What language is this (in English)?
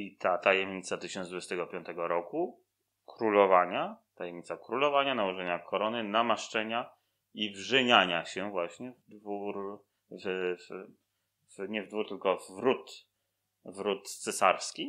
Polish